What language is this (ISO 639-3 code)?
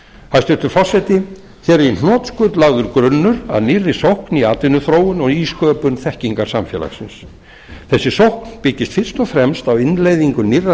isl